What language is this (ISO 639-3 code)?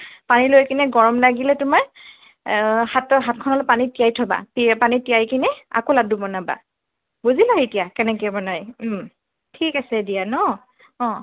asm